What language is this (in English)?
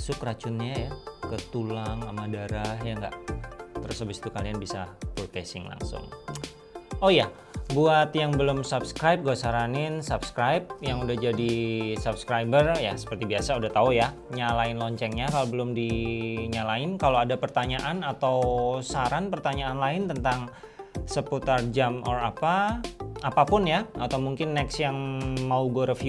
Indonesian